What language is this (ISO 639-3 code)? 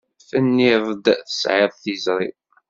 kab